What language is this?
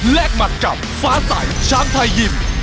Thai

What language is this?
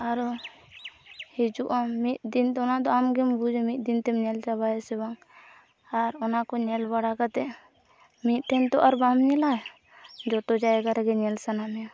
Santali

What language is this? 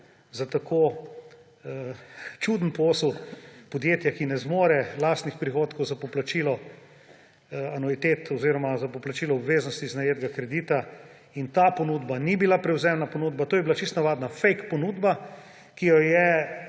Slovenian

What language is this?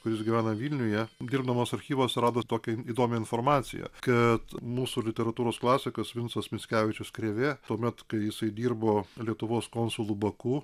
Lithuanian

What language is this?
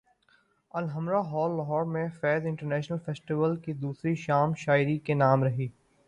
Urdu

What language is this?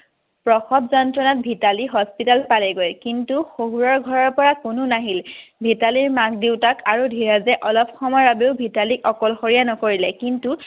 Assamese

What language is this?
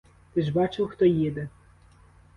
Ukrainian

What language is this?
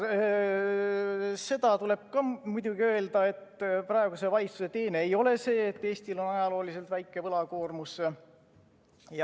Estonian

